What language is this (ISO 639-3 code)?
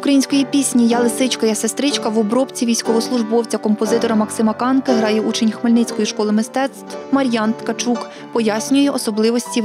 ukr